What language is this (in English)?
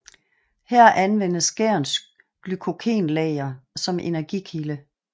Danish